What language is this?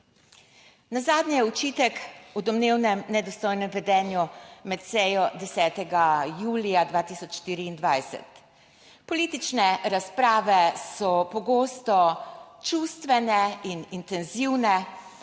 Slovenian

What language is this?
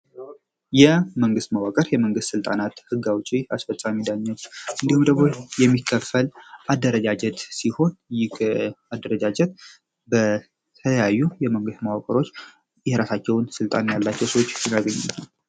Amharic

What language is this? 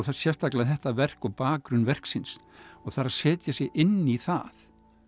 Icelandic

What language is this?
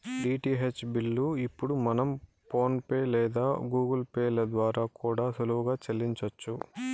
Telugu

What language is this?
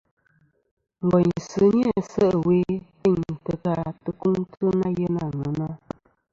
Kom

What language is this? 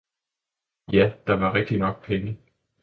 Danish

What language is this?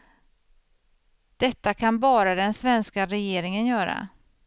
Swedish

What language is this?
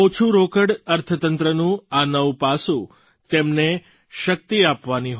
Gujarati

